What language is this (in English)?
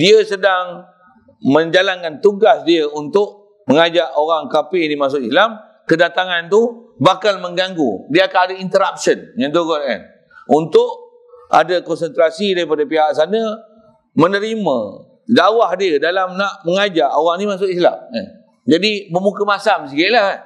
Malay